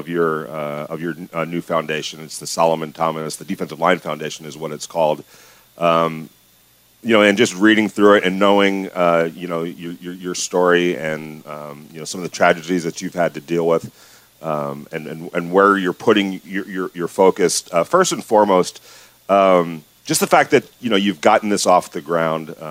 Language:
English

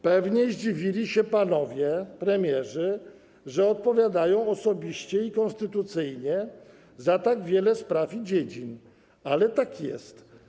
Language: Polish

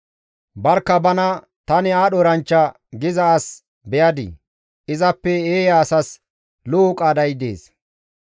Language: Gamo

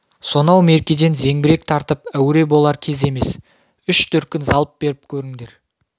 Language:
Kazakh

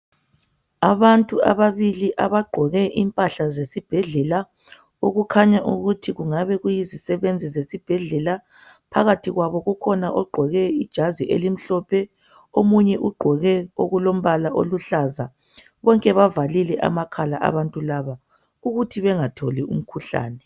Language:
North Ndebele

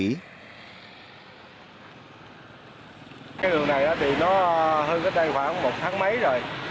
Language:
Vietnamese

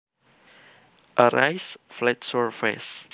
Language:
Javanese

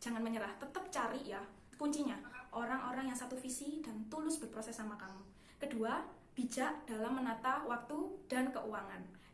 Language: Indonesian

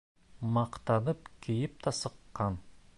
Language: Bashkir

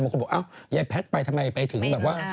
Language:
Thai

